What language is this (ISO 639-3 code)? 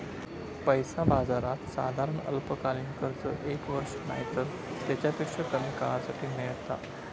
mar